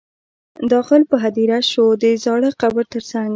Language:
Pashto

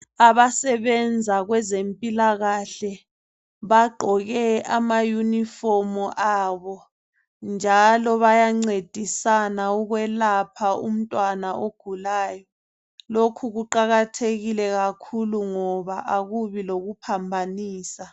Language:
North Ndebele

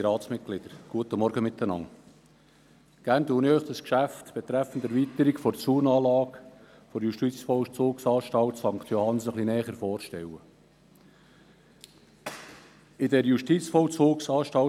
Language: Swiss German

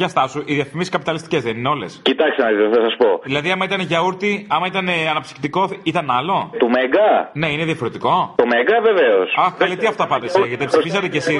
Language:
Greek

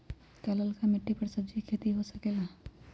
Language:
Magahi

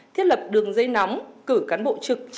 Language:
Vietnamese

